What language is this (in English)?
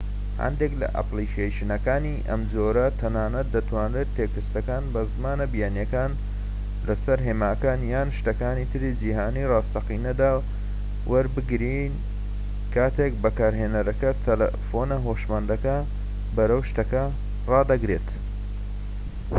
Central Kurdish